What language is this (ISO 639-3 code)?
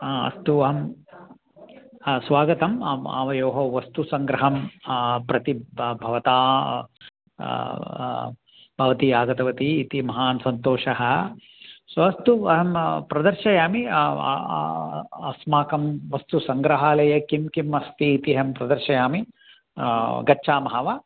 san